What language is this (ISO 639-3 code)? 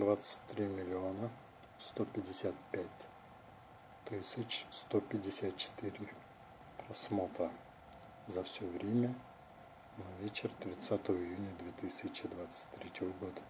rus